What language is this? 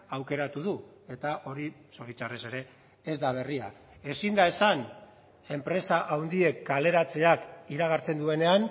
Basque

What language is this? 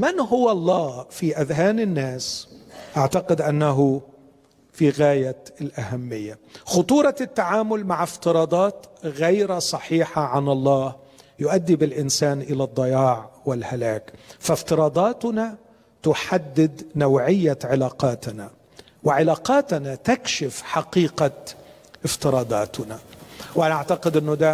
Arabic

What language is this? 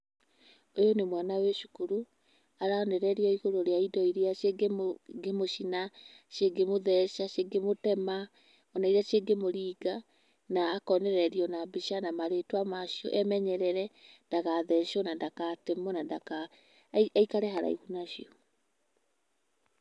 Kikuyu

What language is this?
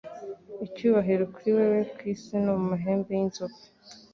Kinyarwanda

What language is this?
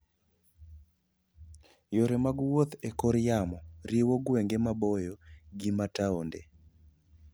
Luo (Kenya and Tanzania)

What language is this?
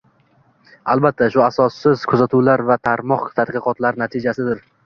Uzbek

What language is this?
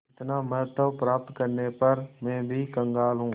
Hindi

